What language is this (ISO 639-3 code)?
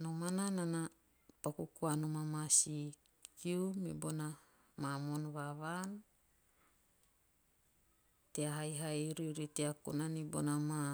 tio